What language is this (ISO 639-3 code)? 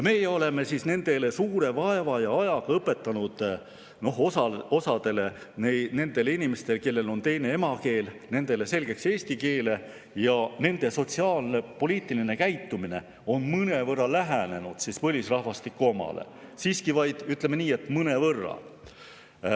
est